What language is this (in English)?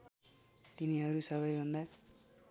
Nepali